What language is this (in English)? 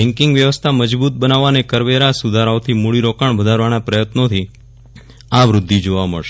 Gujarati